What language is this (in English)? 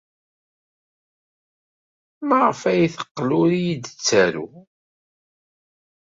Kabyle